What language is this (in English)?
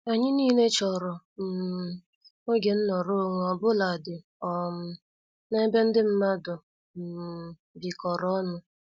Igbo